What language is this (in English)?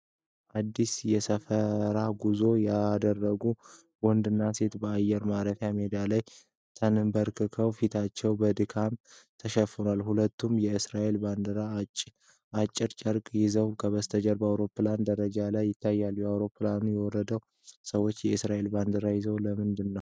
Amharic